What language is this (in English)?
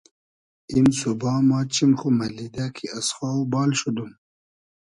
Hazaragi